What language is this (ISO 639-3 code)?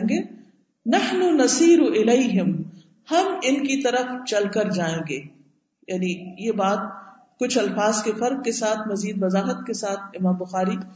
urd